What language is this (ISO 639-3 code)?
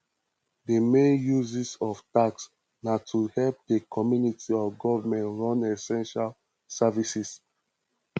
pcm